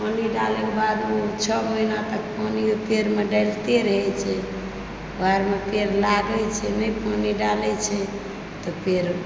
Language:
Maithili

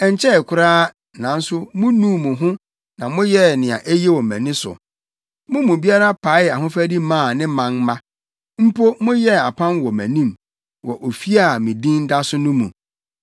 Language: Akan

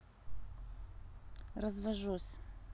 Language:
Russian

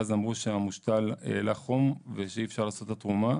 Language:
Hebrew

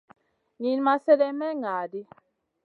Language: Masana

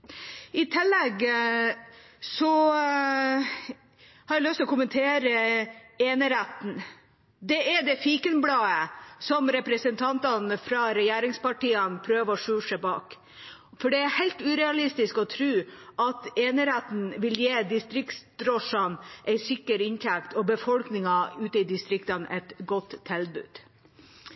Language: Norwegian Bokmål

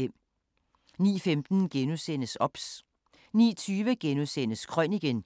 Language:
Danish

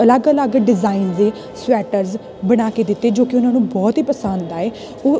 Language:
Punjabi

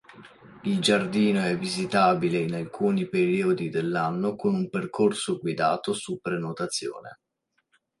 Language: Italian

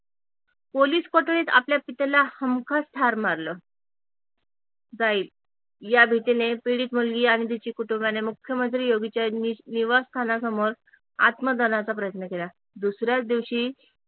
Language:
Marathi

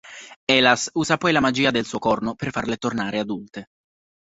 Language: Italian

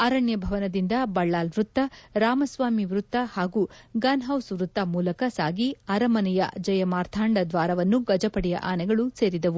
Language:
Kannada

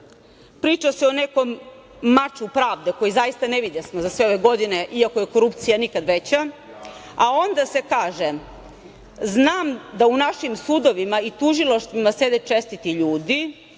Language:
Serbian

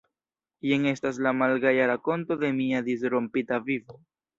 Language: Esperanto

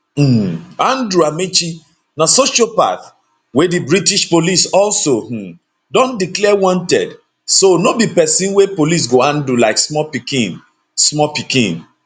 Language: Nigerian Pidgin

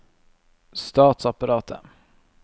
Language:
Norwegian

